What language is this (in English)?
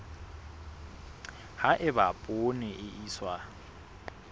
Southern Sotho